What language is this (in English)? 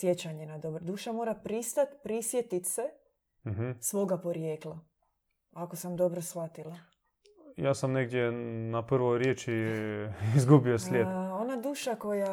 Croatian